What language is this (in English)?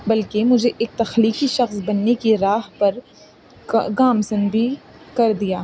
Urdu